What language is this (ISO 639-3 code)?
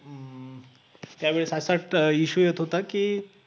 mar